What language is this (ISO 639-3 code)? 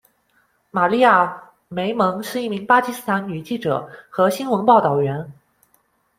zho